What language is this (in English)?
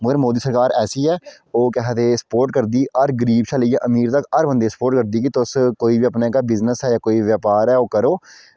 Dogri